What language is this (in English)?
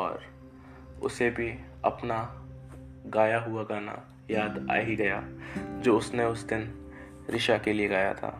Hindi